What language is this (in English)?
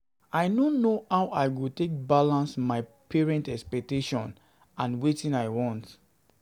Nigerian Pidgin